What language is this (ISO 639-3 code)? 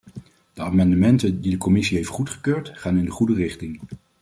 nld